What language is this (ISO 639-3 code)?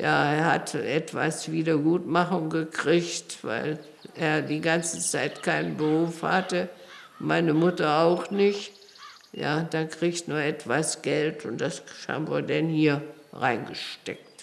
deu